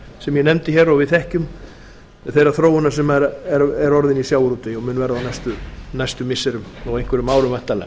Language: Icelandic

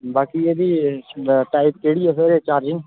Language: Dogri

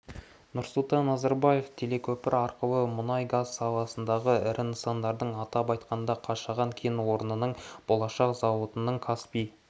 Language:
Kazakh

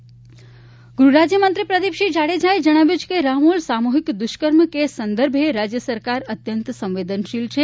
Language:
Gujarati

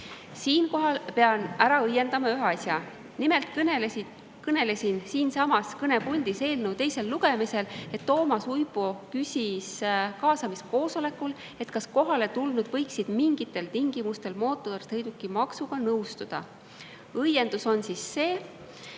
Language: Estonian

